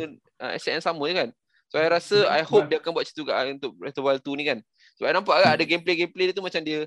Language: Malay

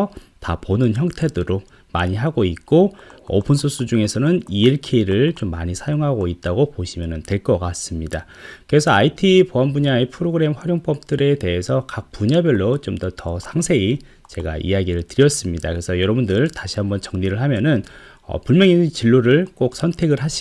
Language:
Korean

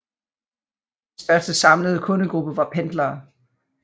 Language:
Danish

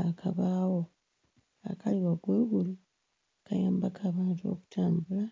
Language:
Ganda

